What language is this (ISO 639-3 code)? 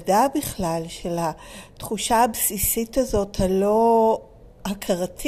heb